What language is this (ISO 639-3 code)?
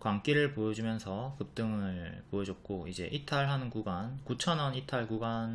kor